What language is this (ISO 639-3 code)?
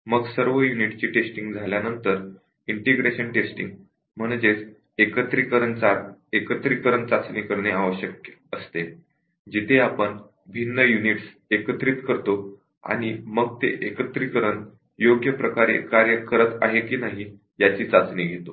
mar